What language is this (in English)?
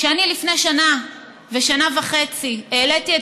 Hebrew